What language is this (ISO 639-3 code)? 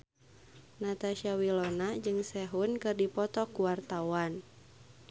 sun